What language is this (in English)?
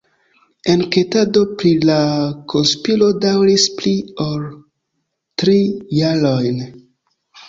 Esperanto